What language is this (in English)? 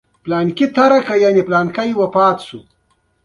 Pashto